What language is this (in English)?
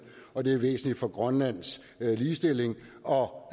Danish